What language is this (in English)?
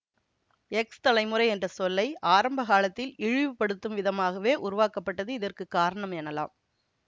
Tamil